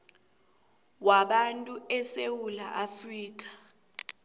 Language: South Ndebele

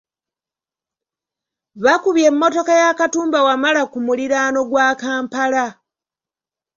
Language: Ganda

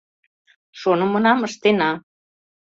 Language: Mari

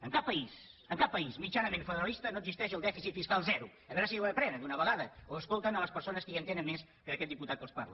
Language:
Catalan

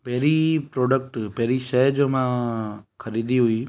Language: Sindhi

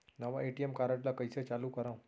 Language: Chhattisgarhi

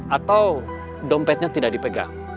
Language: Indonesian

